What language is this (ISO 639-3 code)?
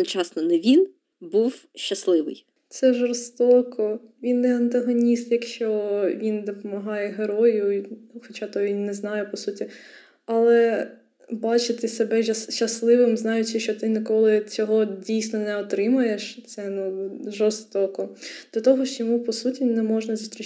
ukr